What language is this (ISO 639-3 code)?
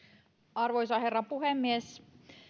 fin